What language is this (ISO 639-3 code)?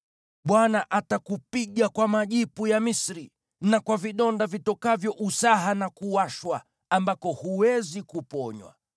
swa